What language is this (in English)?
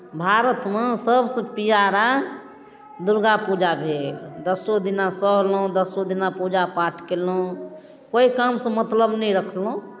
Maithili